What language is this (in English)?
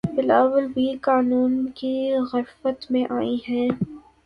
Urdu